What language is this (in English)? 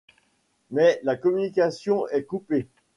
French